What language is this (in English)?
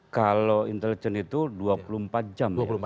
Indonesian